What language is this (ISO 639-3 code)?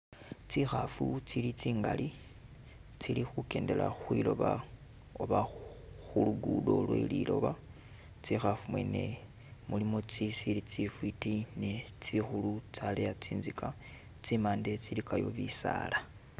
myx